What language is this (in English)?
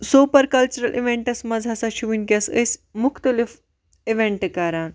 Kashmiri